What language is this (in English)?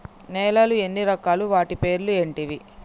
Telugu